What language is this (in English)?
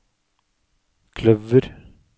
Norwegian